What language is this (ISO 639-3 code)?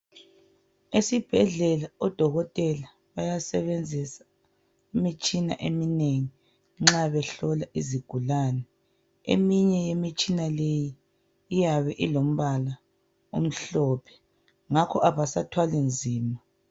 nde